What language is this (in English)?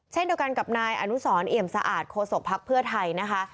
Thai